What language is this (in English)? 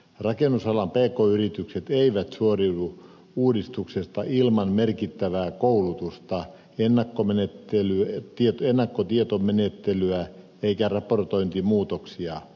Finnish